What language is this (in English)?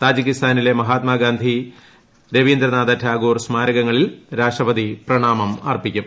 Malayalam